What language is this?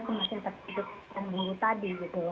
Indonesian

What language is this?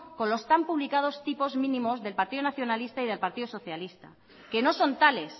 Spanish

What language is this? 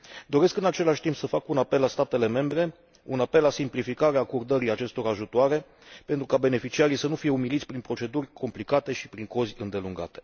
Romanian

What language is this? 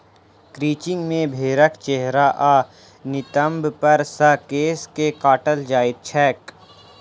Maithili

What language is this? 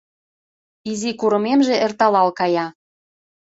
Mari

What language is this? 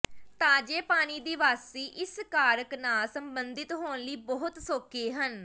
Punjabi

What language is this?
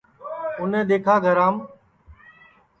Sansi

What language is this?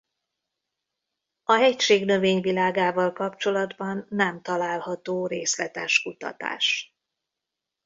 Hungarian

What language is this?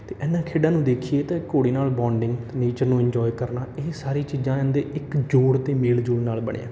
Punjabi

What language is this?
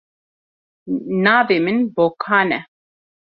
Kurdish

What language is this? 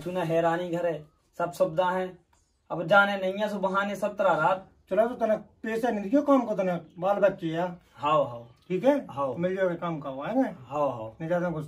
Hindi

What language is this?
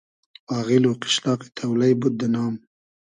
Hazaragi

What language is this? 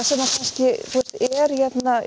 Icelandic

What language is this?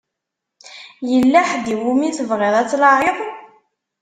Kabyle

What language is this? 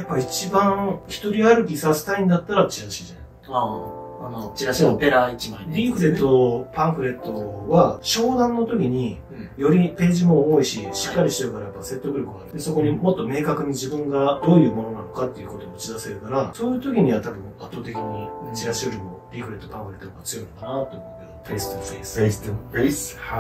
Japanese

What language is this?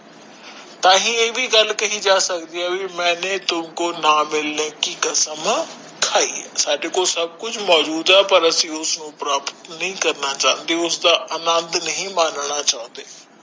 Punjabi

